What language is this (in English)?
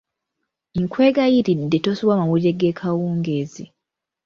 Ganda